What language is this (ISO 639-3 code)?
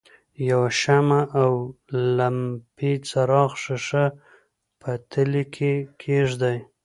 pus